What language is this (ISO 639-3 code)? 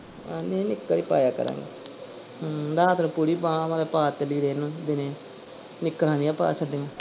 pan